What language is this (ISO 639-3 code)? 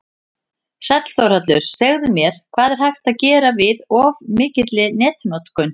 isl